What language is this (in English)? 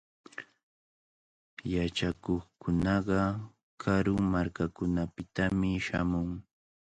Cajatambo North Lima Quechua